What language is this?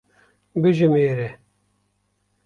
Kurdish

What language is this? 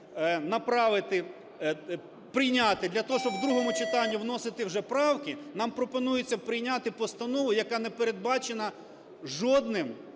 Ukrainian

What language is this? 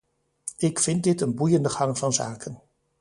Dutch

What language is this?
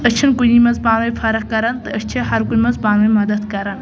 Kashmiri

